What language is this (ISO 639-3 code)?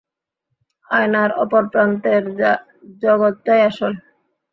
ben